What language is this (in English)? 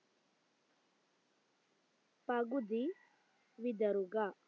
Malayalam